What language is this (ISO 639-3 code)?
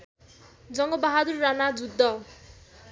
nep